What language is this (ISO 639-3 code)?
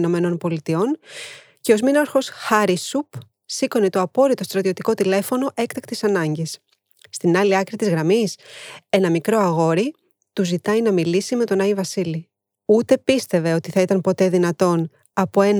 ell